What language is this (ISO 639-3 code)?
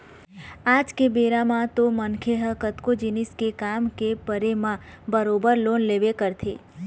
hne